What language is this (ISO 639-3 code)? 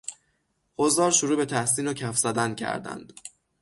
fas